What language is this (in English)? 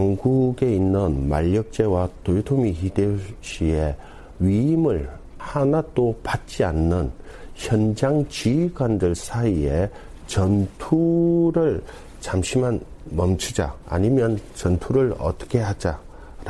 Korean